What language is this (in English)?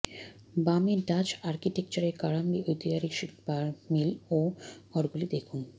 Bangla